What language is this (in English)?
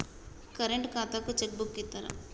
Telugu